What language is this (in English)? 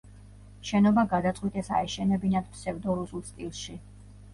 Georgian